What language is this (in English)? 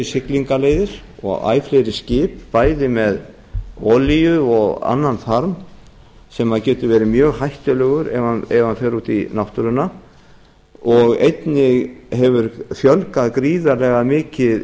Icelandic